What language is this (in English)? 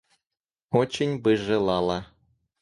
Russian